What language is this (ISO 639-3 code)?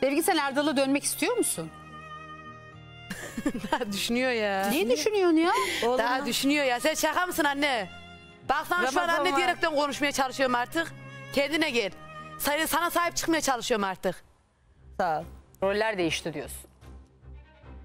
tur